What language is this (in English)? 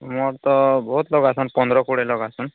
Odia